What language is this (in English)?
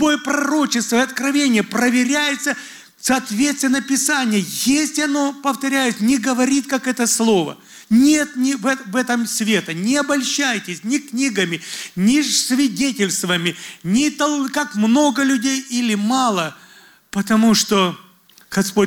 Russian